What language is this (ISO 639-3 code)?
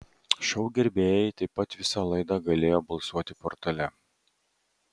lit